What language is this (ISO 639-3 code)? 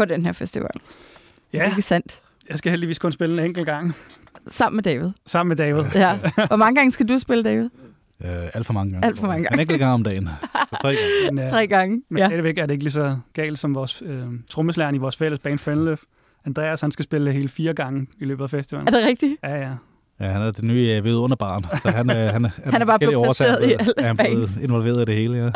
dan